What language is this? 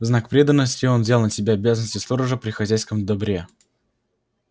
Russian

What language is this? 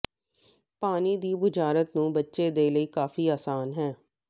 Punjabi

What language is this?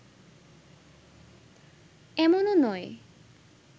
Bangla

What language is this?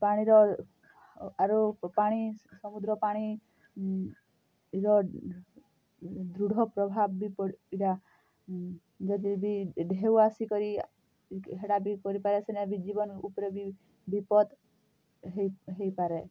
Odia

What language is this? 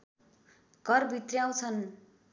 Nepali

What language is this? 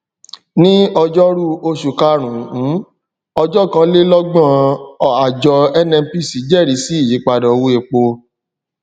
Yoruba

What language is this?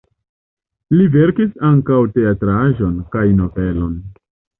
Esperanto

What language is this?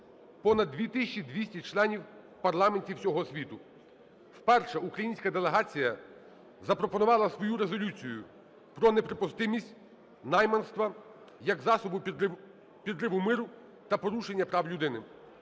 Ukrainian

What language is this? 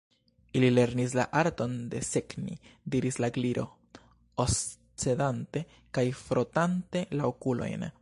Esperanto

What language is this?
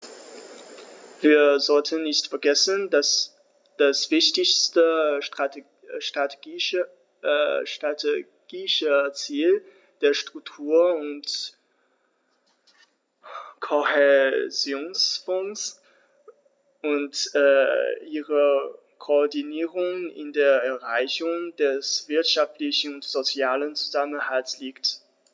German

